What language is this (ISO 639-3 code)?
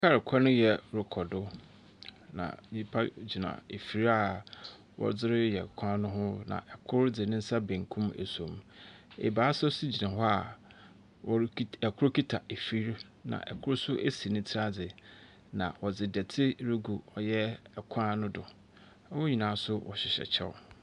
aka